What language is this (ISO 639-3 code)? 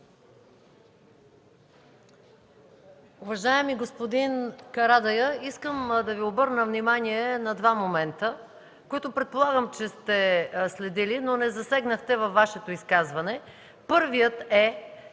bul